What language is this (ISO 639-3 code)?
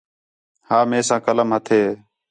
xhe